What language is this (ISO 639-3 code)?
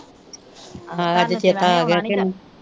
pan